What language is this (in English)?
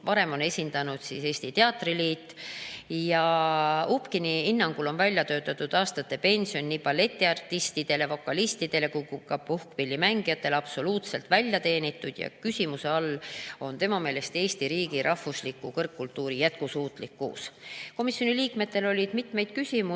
Estonian